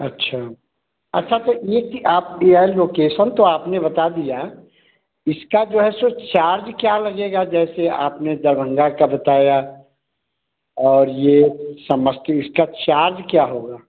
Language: Hindi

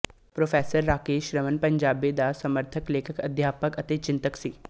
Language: Punjabi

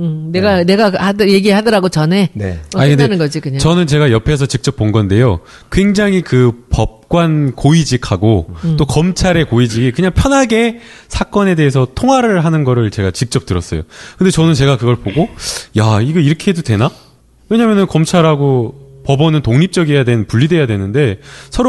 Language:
Korean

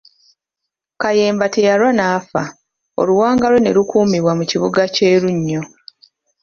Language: Ganda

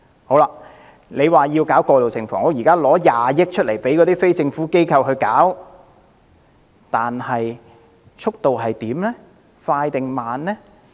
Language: Cantonese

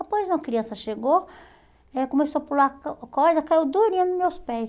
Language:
Portuguese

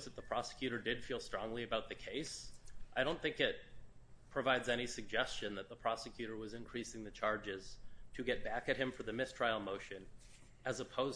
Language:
English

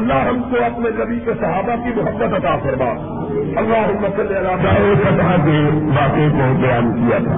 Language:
Urdu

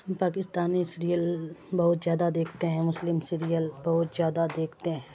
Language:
Urdu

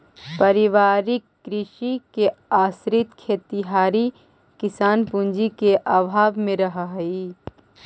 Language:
Magahi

